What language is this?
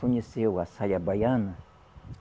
Portuguese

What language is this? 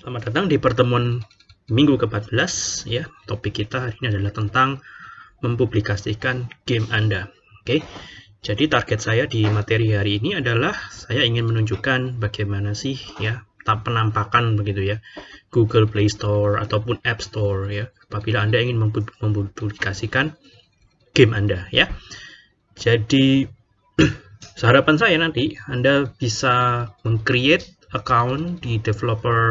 Indonesian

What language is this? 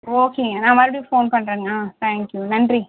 Tamil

